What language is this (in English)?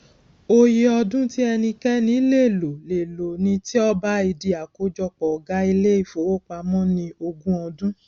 Yoruba